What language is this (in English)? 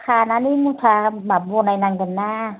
Bodo